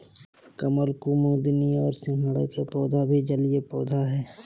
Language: Magahi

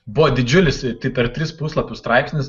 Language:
Lithuanian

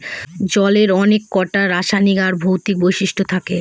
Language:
Bangla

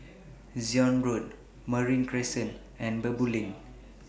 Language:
English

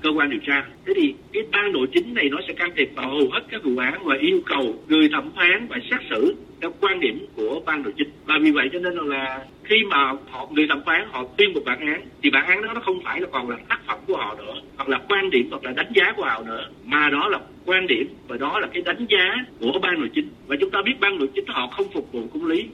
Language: Vietnamese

